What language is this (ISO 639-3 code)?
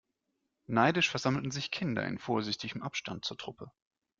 deu